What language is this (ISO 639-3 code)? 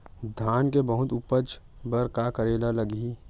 hne